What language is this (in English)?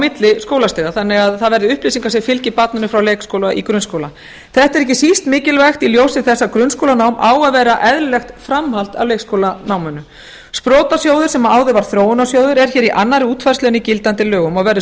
Icelandic